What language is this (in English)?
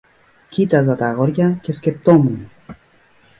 Greek